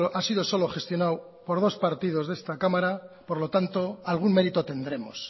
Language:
Spanish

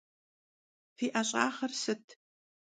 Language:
Kabardian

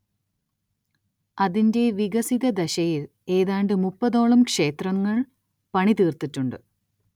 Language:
Malayalam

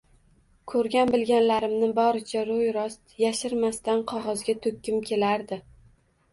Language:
Uzbek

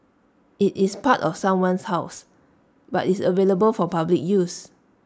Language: English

